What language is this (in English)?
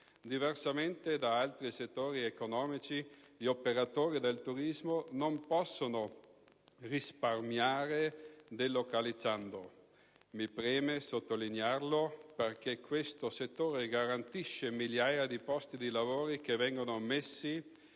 Italian